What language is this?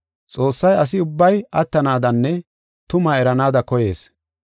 Gofa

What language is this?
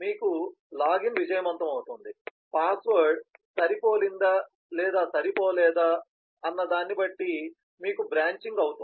Telugu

